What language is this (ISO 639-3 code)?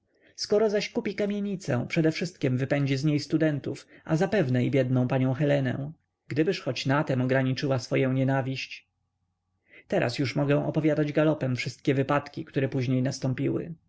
pol